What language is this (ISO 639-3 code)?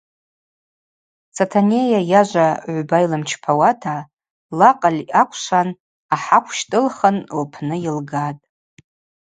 abq